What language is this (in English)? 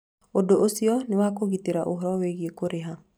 Kikuyu